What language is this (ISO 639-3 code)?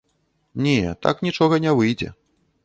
bel